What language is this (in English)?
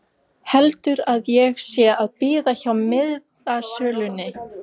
Icelandic